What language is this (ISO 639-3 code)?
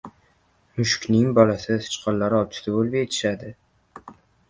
uzb